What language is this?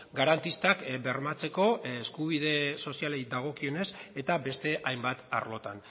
Basque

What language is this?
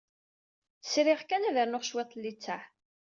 Kabyle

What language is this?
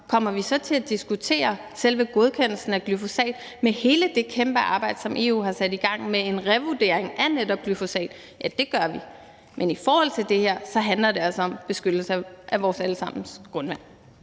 Danish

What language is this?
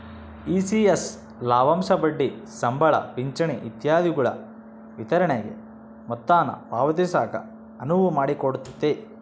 Kannada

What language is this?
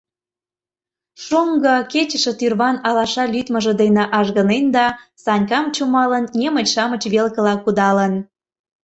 Mari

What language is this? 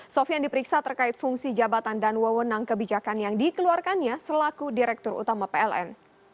Indonesian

